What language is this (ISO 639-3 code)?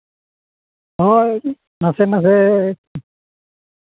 sat